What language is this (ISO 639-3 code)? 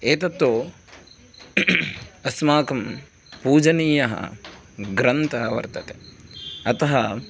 san